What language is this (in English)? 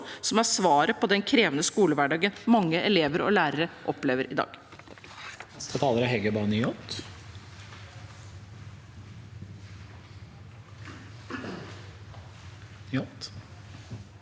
Norwegian